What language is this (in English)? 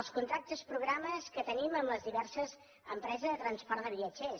Catalan